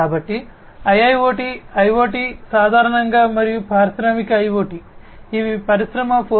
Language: Telugu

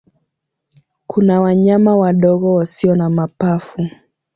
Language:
Swahili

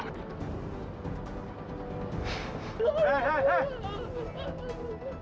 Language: Indonesian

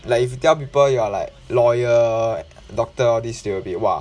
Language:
English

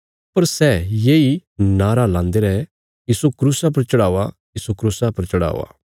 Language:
Bilaspuri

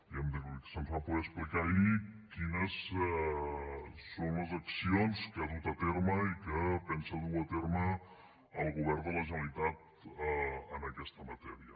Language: Catalan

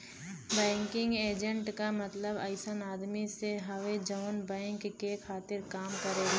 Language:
Bhojpuri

